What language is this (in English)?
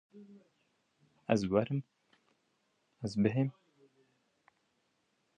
Kurdish